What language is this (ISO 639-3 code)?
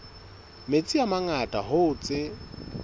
sot